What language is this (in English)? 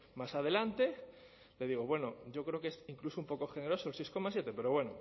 Spanish